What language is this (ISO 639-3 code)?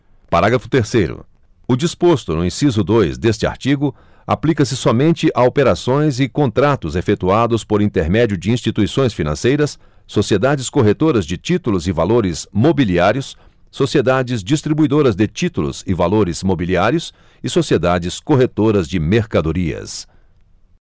por